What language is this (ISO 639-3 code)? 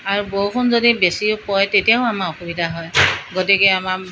asm